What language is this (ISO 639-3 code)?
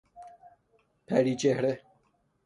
fas